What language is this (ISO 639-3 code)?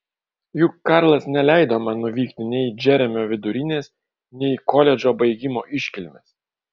lit